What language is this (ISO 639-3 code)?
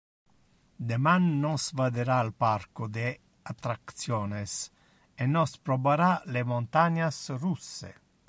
ina